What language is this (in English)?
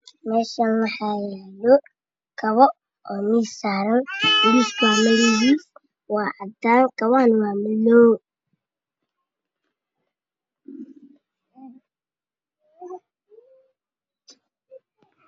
Somali